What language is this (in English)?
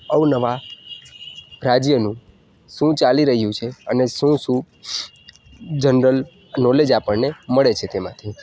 Gujarati